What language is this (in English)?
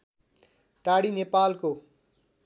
Nepali